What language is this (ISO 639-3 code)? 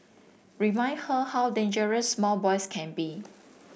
eng